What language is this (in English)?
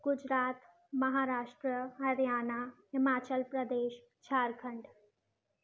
Sindhi